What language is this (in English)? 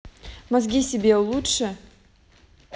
Russian